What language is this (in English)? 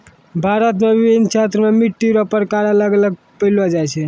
Maithili